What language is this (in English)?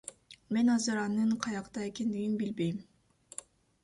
Kyrgyz